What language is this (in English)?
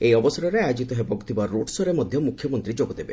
Odia